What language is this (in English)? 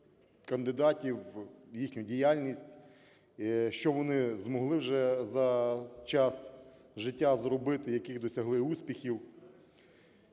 Ukrainian